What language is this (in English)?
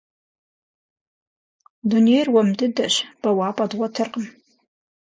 Kabardian